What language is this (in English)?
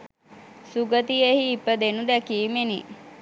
Sinhala